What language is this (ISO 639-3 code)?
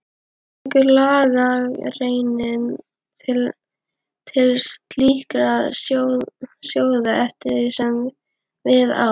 isl